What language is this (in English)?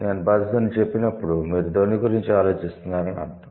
Telugu